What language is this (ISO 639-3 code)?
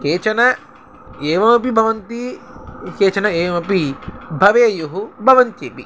san